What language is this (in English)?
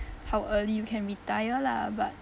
English